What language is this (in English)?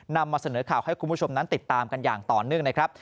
Thai